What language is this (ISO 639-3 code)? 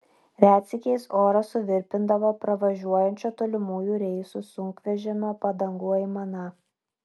lit